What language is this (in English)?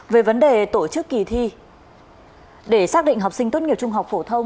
Vietnamese